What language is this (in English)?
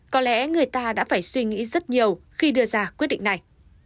Vietnamese